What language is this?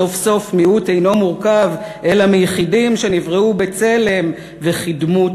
Hebrew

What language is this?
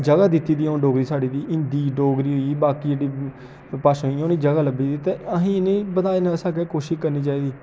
Dogri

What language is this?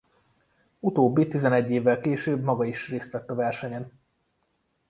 Hungarian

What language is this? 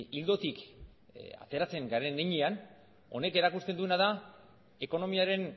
Basque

